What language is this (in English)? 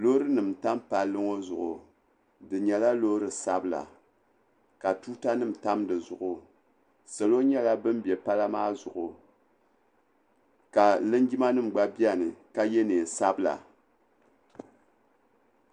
Dagbani